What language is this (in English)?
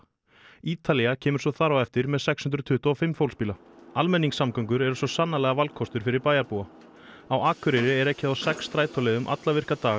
Icelandic